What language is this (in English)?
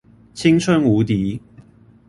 Chinese